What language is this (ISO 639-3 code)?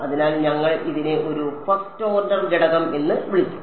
mal